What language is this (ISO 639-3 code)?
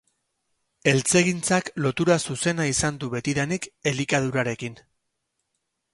eus